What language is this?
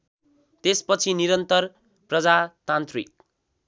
Nepali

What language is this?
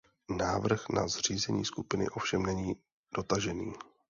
Czech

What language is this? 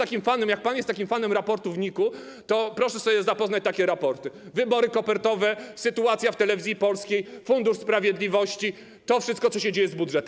Polish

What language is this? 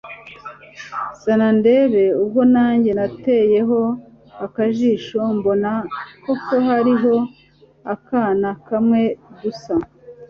Kinyarwanda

